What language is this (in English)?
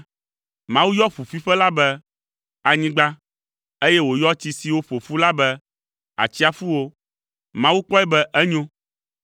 Ewe